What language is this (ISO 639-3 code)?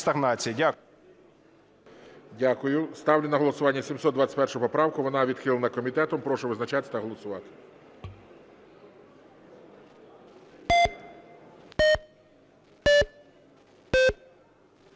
ukr